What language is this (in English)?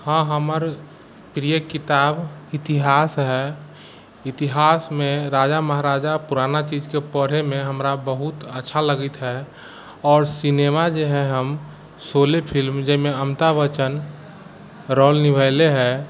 Maithili